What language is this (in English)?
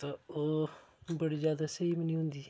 Dogri